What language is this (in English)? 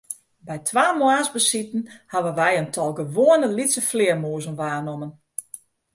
Western Frisian